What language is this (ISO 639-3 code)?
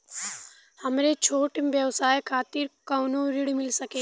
bho